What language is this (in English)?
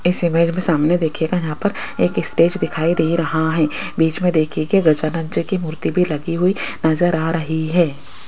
Hindi